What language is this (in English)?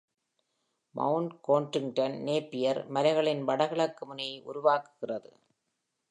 Tamil